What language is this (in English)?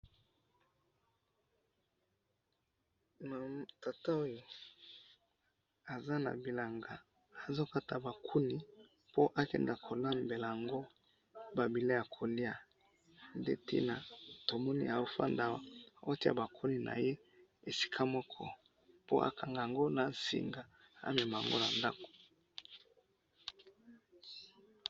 Lingala